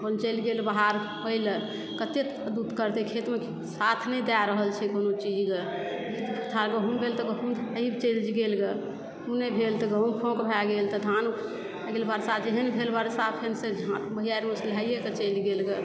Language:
Maithili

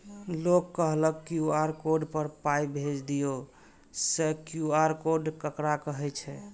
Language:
Maithili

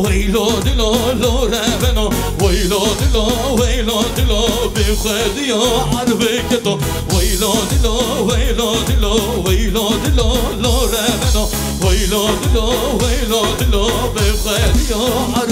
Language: Arabic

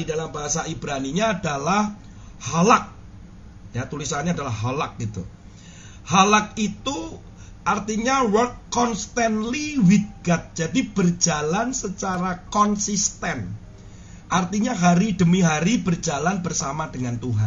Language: Indonesian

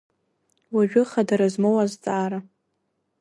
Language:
Abkhazian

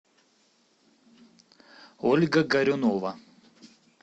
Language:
Russian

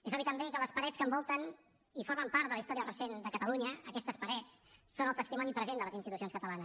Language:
Catalan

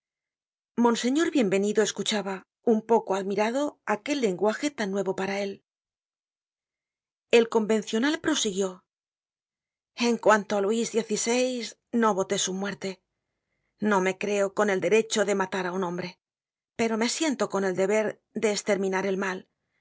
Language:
Spanish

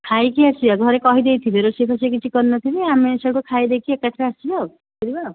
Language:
Odia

